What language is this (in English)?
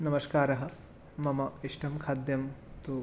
Sanskrit